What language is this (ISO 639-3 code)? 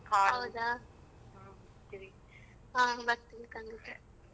kan